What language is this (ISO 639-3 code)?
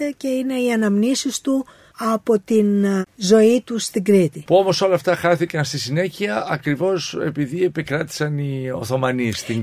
ell